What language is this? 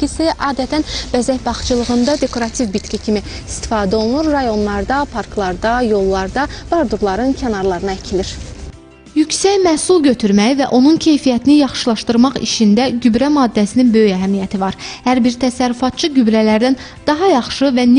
Turkish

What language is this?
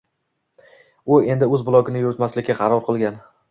Uzbek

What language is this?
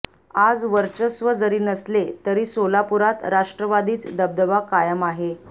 Marathi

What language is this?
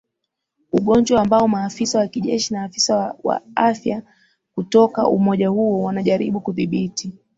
Swahili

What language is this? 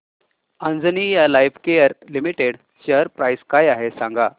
Marathi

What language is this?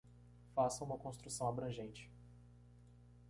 Portuguese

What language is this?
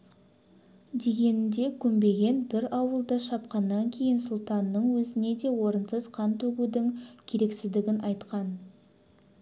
Kazakh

